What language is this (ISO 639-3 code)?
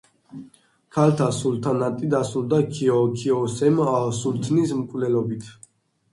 kat